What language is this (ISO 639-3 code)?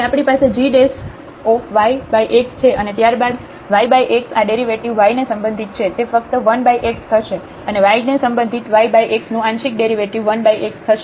guj